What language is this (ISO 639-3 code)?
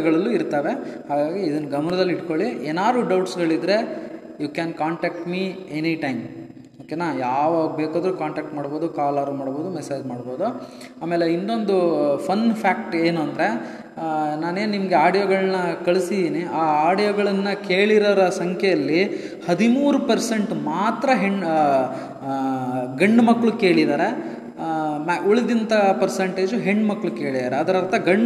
kan